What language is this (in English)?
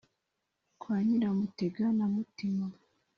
Kinyarwanda